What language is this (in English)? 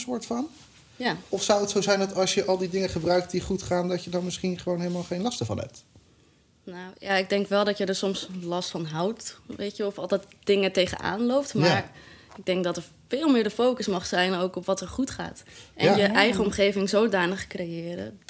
Dutch